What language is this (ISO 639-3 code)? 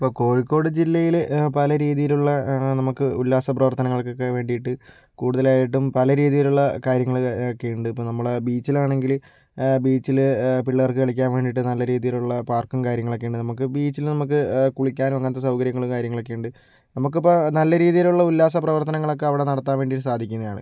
mal